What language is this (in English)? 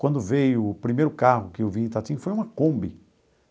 Portuguese